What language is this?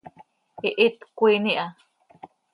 Seri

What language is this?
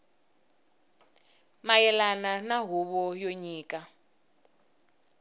Tsonga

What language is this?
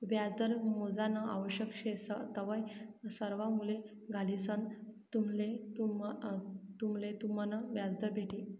Marathi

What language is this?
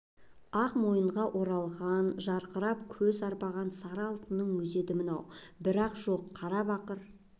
Kazakh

